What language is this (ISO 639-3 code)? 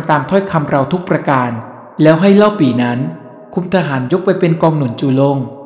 tha